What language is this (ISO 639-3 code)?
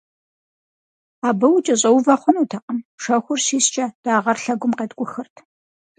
kbd